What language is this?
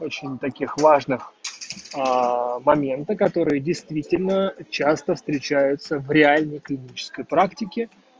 Russian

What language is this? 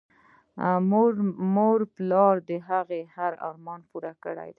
Pashto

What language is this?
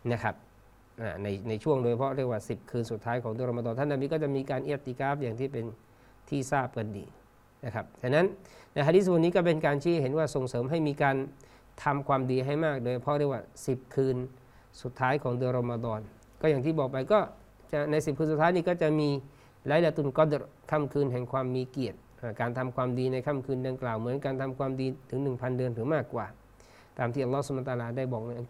Thai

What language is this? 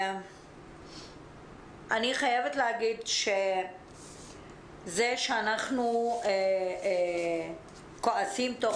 Hebrew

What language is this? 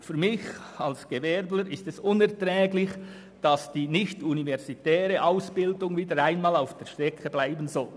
Swiss German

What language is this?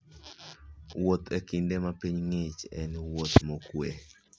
Luo (Kenya and Tanzania)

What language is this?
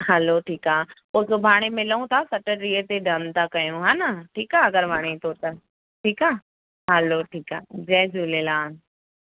Sindhi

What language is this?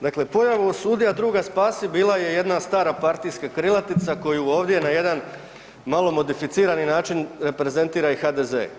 Croatian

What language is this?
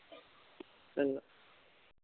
Punjabi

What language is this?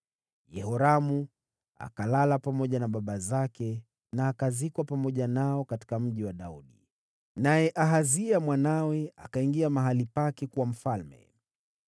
Swahili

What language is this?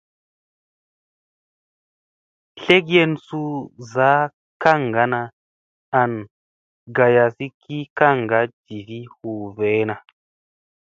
Musey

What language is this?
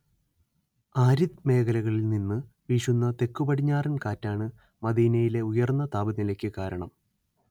Malayalam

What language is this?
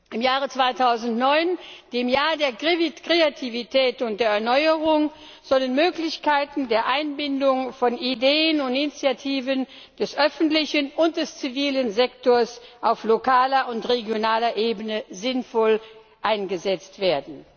German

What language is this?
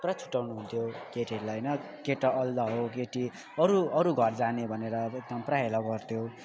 Nepali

